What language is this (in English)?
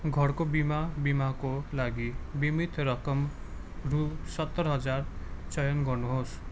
Nepali